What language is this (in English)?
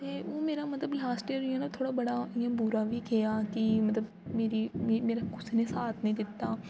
Dogri